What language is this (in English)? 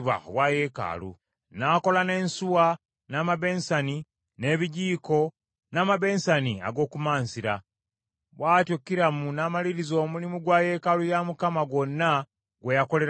Ganda